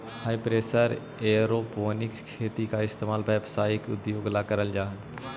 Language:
Magahi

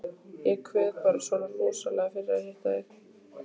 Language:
Icelandic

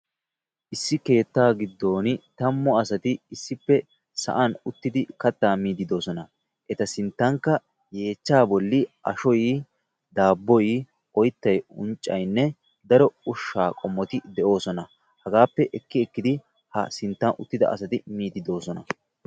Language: Wolaytta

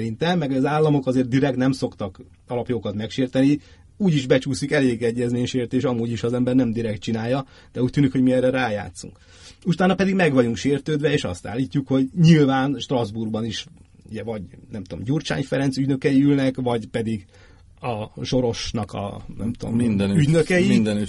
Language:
Hungarian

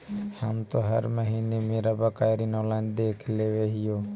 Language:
Magahi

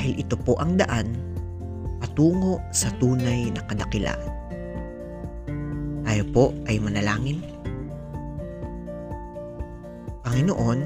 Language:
Filipino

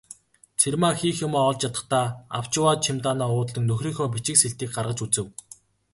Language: Mongolian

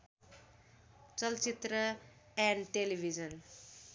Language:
Nepali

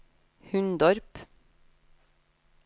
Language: Norwegian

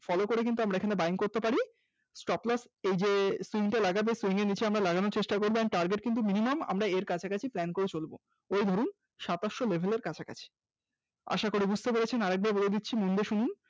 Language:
Bangla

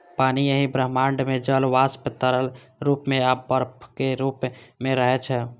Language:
Maithili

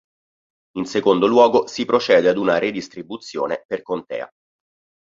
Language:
Italian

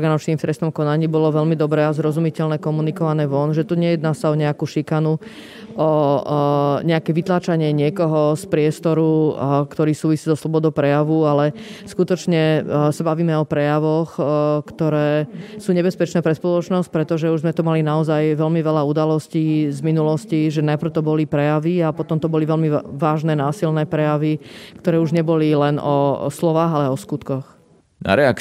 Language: Slovak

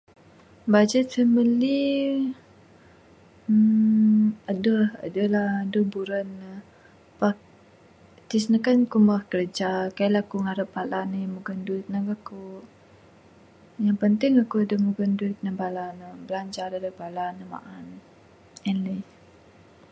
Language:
Bukar-Sadung Bidayuh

